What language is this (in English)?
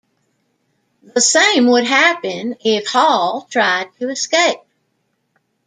English